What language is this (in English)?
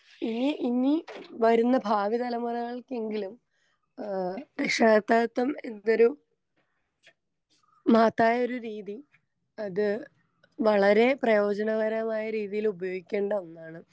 Malayalam